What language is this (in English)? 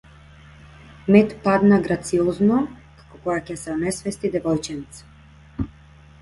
Macedonian